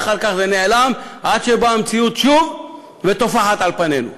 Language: Hebrew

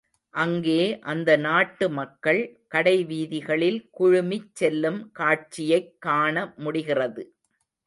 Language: Tamil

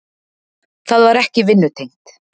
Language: Icelandic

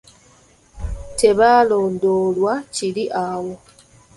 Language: Ganda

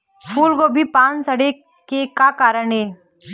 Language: Chhattisgarhi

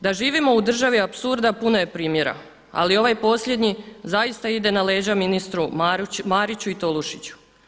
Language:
Croatian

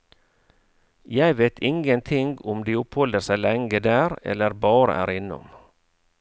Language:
Norwegian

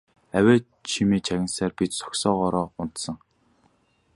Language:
Mongolian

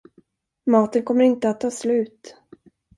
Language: Swedish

